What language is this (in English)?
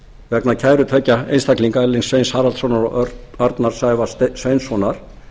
Icelandic